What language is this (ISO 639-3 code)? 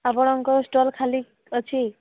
ori